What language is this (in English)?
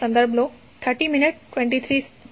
Gujarati